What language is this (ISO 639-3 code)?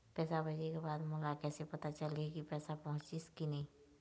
hne